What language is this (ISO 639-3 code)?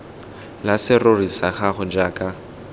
tsn